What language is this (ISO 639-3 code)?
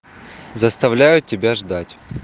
rus